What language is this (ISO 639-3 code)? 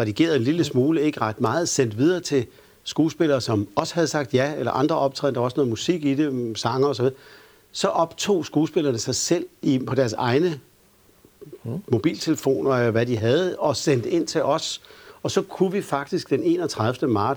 dan